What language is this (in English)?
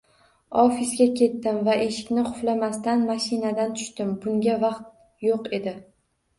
Uzbek